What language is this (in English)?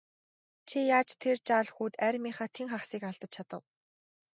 Mongolian